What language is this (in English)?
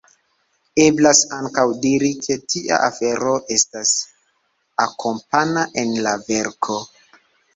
Esperanto